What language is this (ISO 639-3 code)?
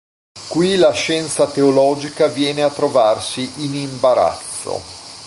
ita